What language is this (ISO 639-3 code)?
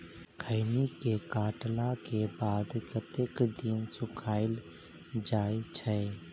mai